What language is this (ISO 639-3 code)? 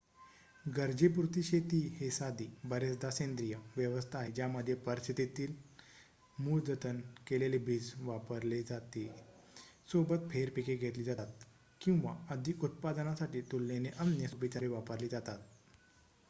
mar